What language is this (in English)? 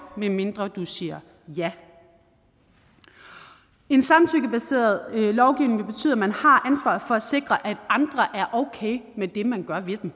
Danish